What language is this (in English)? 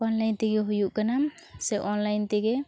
Santali